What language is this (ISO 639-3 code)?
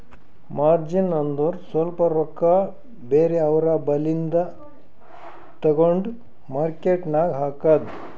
kan